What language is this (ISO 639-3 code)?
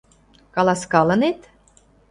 chm